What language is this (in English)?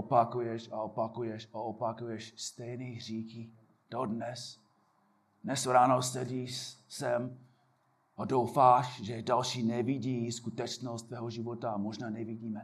Czech